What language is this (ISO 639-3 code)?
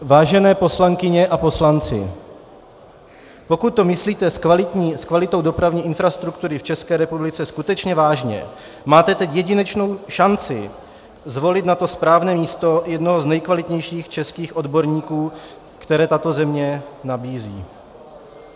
ces